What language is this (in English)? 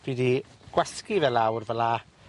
Welsh